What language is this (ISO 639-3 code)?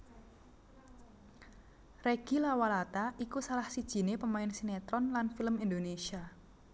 jav